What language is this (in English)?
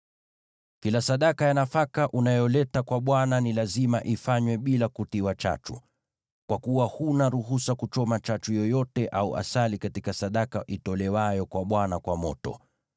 Swahili